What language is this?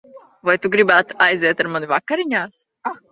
Latvian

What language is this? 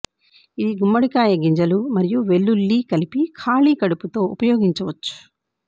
Telugu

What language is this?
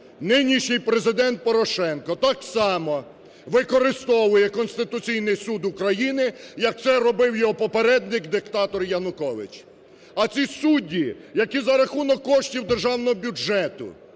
Ukrainian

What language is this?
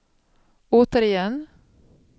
Swedish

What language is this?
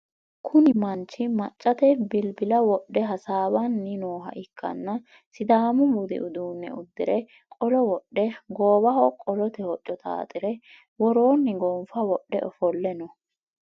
Sidamo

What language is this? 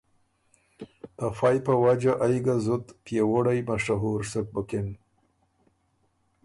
Ormuri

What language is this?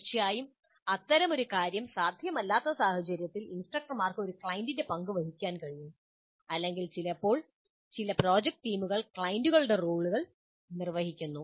Malayalam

